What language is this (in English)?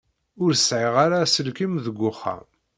Kabyle